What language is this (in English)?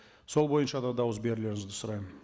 Kazakh